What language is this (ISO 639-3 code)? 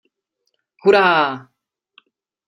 ces